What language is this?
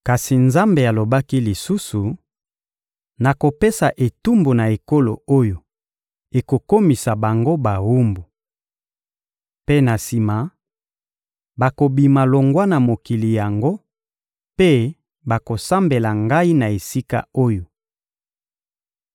Lingala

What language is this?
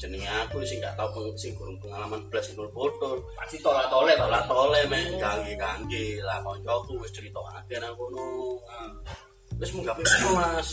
Indonesian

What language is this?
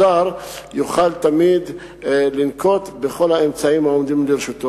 Hebrew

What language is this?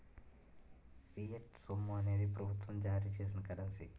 Telugu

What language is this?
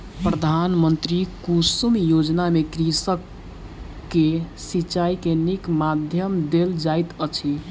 Maithili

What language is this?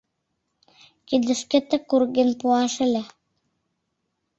Mari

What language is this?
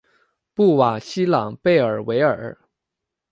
Chinese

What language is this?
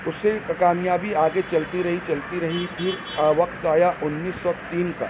Urdu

